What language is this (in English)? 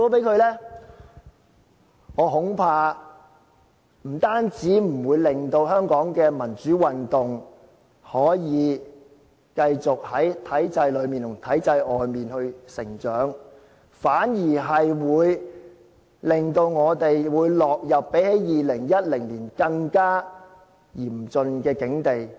Cantonese